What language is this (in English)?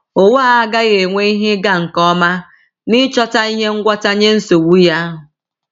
Igbo